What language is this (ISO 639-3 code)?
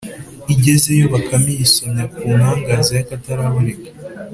kin